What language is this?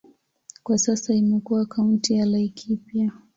Swahili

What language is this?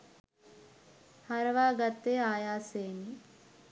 Sinhala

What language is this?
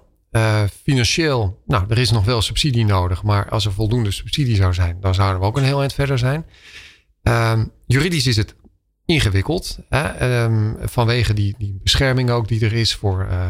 Dutch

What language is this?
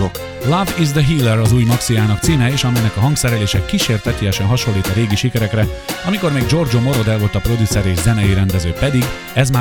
Hungarian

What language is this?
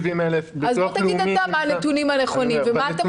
Hebrew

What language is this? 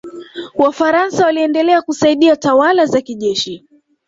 Swahili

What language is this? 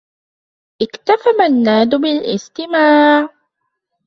Arabic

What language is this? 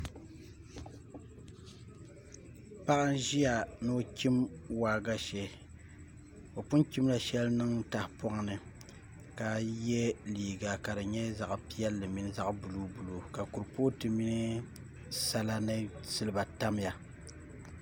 Dagbani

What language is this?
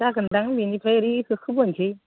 Bodo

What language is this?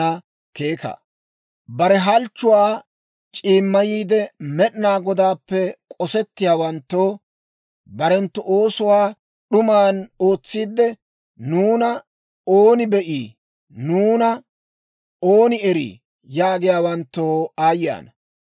Dawro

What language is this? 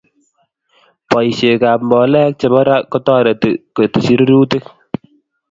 Kalenjin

